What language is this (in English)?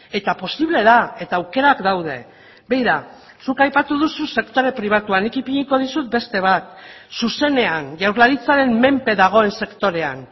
Basque